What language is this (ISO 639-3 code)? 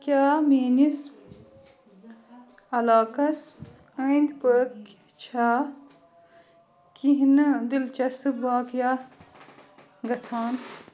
kas